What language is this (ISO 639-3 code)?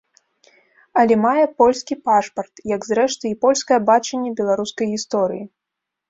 bel